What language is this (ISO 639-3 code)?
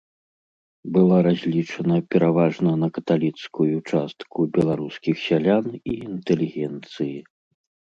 bel